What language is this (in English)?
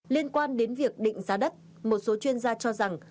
Vietnamese